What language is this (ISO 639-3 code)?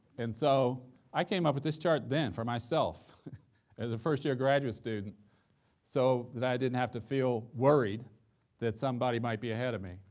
eng